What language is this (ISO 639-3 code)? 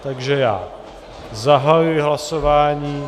ces